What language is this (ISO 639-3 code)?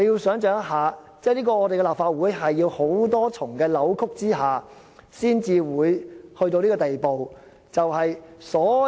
yue